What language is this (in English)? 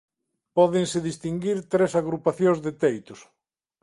Galician